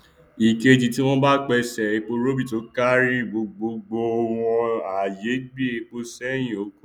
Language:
Yoruba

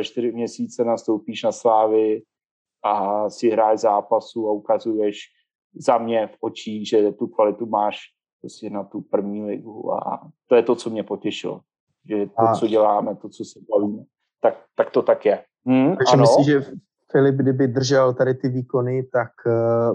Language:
Czech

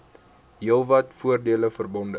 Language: Afrikaans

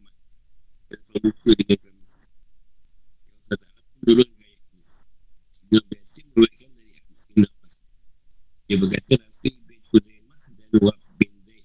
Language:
Malay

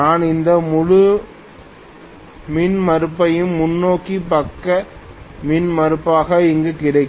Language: Tamil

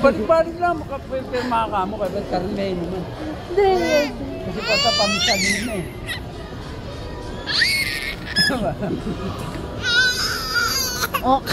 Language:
Filipino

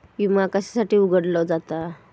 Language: Marathi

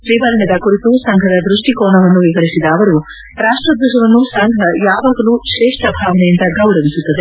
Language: Kannada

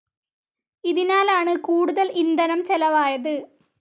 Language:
Malayalam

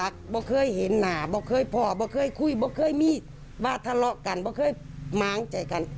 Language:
Thai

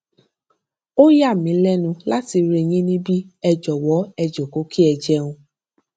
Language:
Yoruba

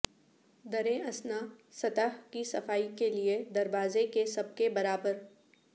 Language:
Urdu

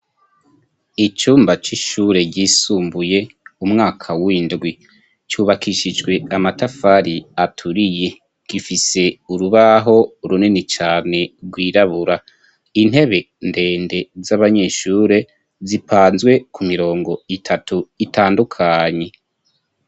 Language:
Rundi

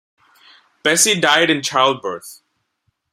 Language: English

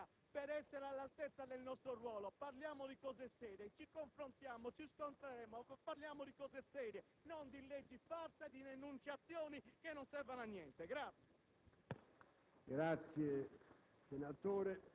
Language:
Italian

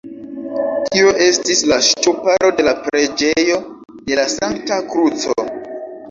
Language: Esperanto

